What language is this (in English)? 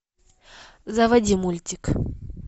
Russian